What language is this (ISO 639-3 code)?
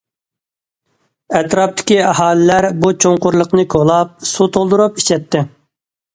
uig